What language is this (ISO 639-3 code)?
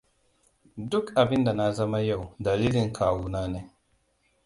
hau